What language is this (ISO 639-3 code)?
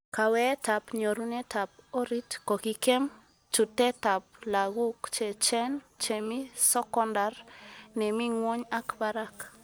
kln